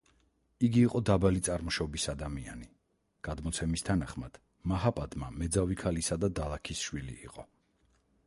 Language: Georgian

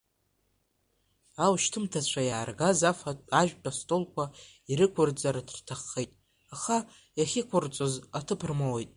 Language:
Abkhazian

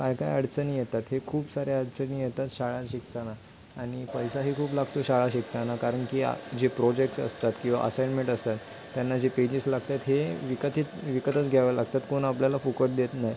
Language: Marathi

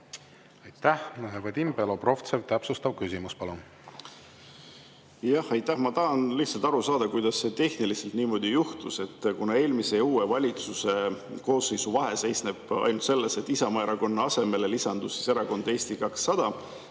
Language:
Estonian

